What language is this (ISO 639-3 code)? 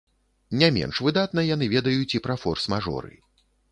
bel